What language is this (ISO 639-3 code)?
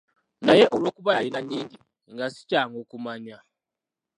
lug